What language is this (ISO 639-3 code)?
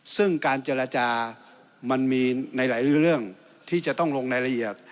tha